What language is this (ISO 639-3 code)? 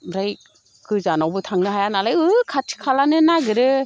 brx